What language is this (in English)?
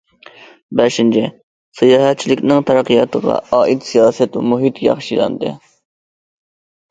Uyghur